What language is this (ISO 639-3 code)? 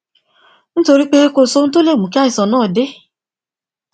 yor